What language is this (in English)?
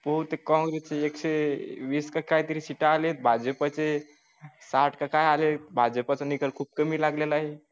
Marathi